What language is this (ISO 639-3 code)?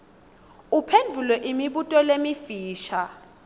ssw